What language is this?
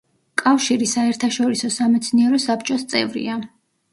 Georgian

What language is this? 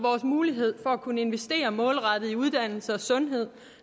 Danish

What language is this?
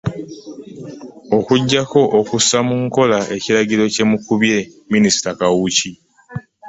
Ganda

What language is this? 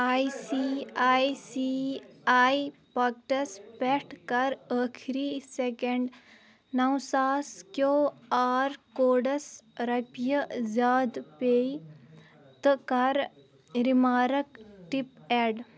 Kashmiri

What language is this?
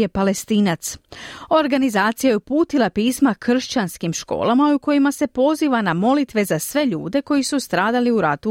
Croatian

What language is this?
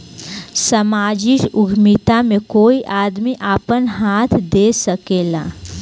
Bhojpuri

